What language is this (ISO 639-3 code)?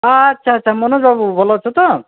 ori